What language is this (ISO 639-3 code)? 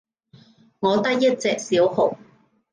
yue